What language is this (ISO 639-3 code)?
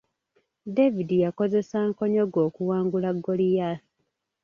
lug